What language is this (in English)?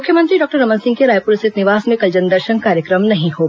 Hindi